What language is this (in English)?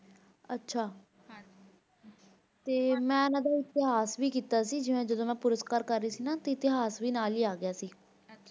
Punjabi